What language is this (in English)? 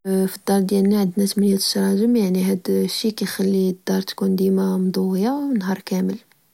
Moroccan Arabic